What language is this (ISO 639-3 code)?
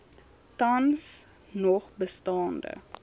afr